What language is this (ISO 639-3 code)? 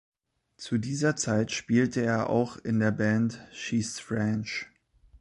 deu